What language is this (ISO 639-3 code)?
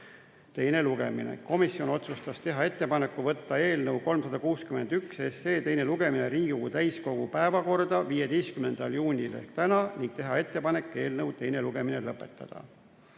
est